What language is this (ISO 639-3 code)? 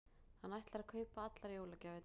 isl